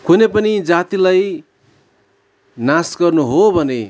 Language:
Nepali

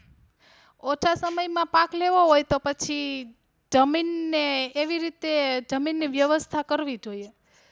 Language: Gujarati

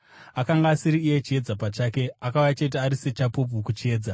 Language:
Shona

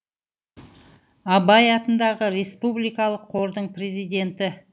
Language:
Kazakh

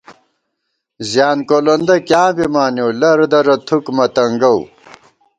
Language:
Gawar-Bati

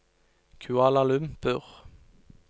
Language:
Norwegian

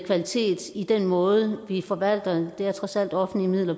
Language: Danish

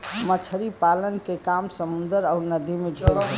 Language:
Bhojpuri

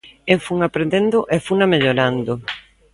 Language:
Galician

